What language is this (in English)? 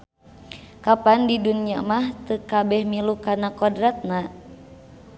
Sundanese